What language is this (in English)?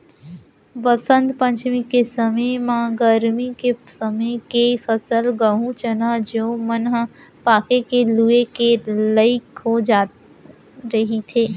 Chhattisgarhi